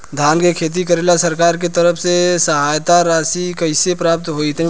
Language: Bhojpuri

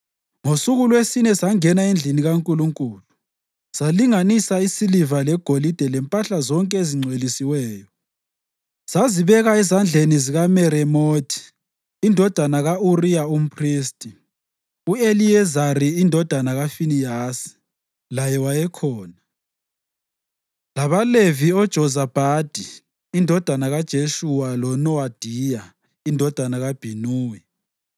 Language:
North Ndebele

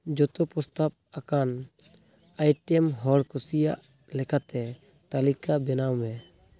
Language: Santali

